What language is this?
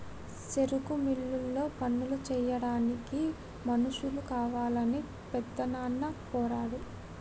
Telugu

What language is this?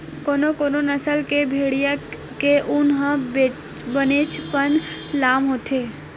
Chhattisgarhi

